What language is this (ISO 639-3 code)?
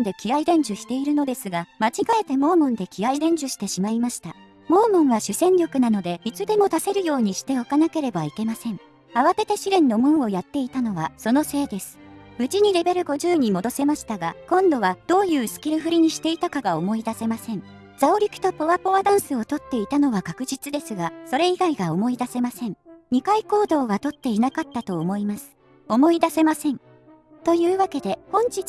jpn